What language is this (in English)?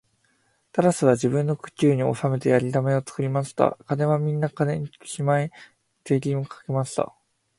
Japanese